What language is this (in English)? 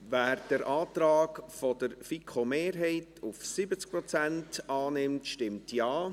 Swiss German